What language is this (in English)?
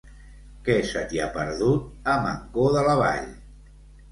Catalan